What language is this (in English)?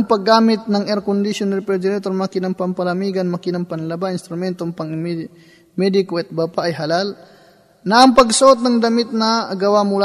Filipino